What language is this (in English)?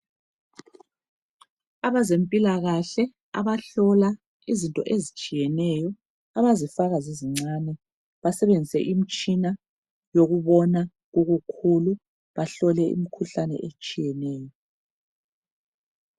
North Ndebele